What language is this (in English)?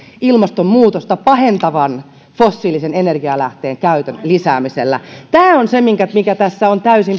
Finnish